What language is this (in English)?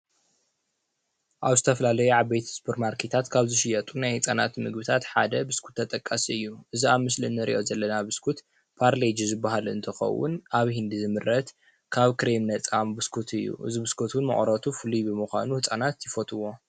Tigrinya